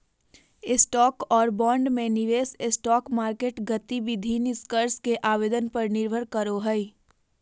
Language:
Magahi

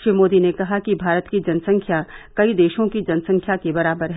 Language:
Hindi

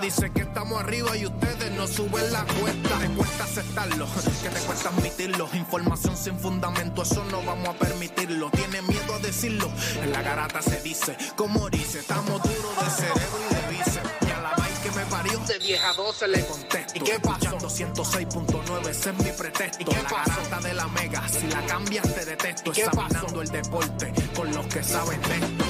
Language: Spanish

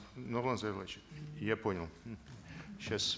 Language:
Kazakh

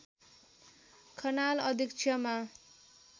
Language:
Nepali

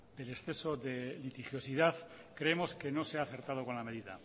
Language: Spanish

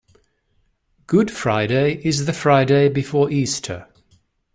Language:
English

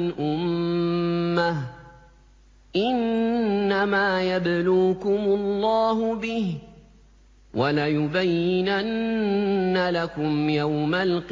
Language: Arabic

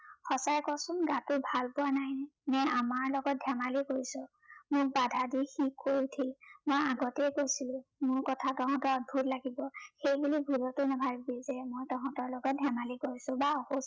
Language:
Assamese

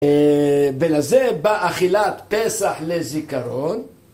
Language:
Hebrew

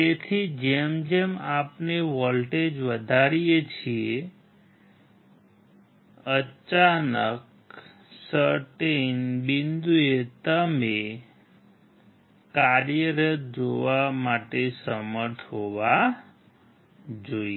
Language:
Gujarati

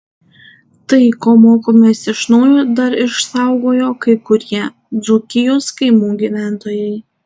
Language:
Lithuanian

